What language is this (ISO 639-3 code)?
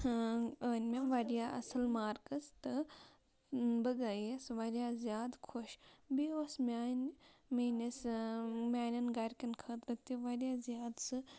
kas